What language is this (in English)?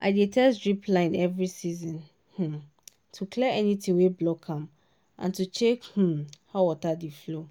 Nigerian Pidgin